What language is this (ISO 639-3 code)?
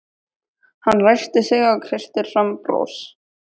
isl